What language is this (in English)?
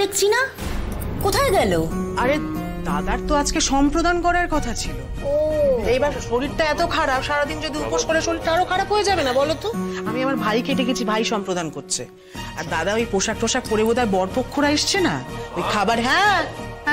Bangla